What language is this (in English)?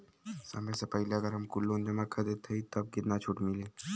Bhojpuri